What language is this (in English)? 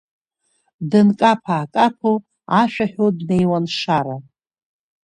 Abkhazian